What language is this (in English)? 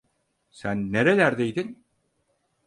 Turkish